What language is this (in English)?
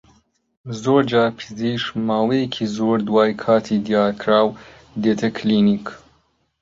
Central Kurdish